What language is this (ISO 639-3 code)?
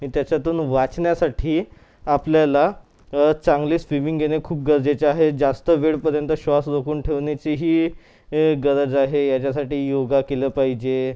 mar